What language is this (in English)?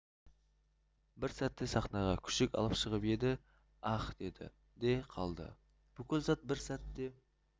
Kazakh